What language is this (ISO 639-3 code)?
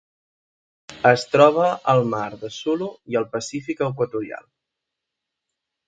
cat